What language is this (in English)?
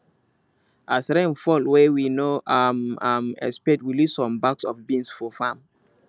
Nigerian Pidgin